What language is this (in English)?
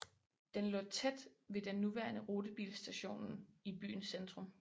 Danish